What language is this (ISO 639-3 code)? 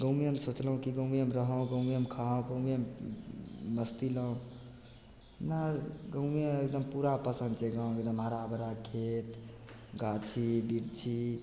mai